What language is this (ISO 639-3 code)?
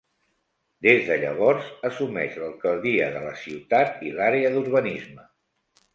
cat